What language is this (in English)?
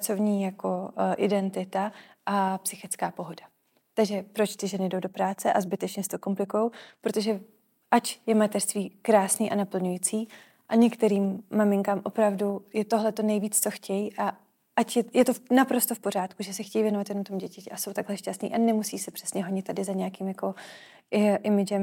Czech